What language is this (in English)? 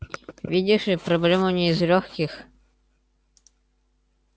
Russian